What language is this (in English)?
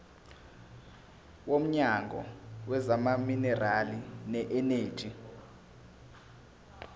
Zulu